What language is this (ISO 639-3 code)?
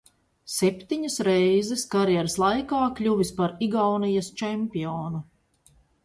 lav